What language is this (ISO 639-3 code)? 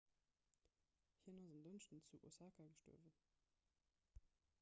ltz